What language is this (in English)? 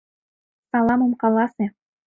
Mari